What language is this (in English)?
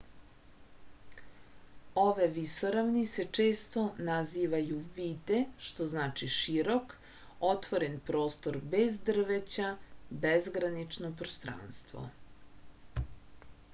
Serbian